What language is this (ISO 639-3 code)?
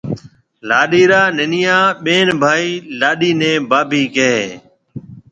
mve